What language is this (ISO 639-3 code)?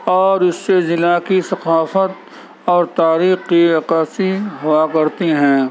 urd